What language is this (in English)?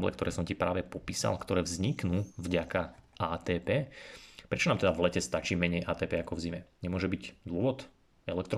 Slovak